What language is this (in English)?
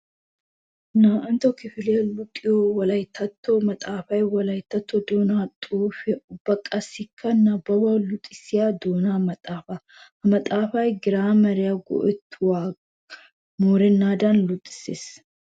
Wolaytta